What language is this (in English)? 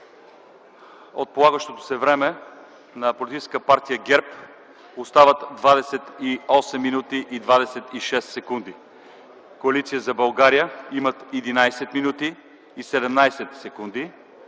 Bulgarian